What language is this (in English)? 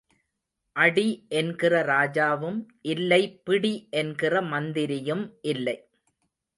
Tamil